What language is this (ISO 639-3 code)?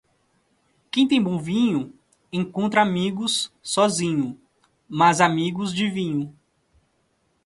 por